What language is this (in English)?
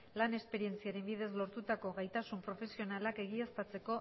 Basque